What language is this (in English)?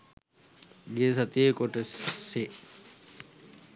Sinhala